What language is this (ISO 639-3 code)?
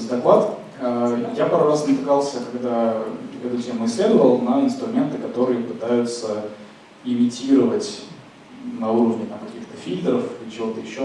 rus